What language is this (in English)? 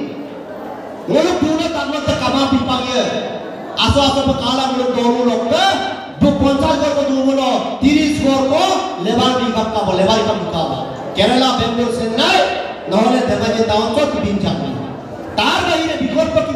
Turkish